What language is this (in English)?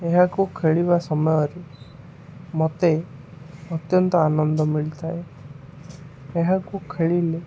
Odia